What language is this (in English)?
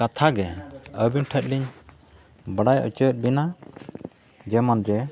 Santali